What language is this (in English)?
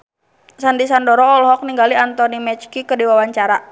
Sundanese